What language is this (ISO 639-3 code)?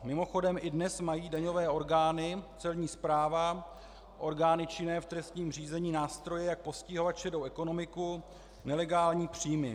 ces